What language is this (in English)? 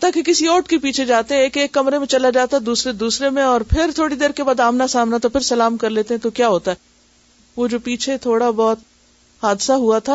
Urdu